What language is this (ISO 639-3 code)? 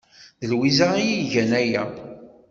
kab